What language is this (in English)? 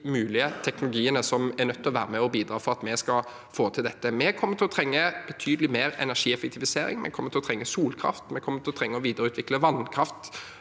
Norwegian